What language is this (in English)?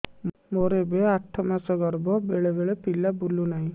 Odia